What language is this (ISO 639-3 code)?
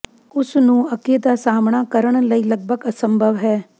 pan